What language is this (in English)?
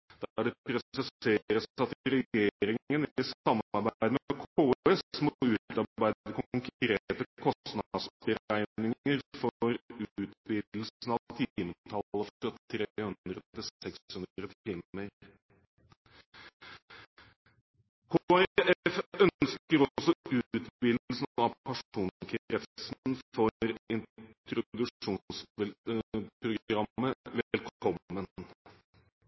Norwegian Bokmål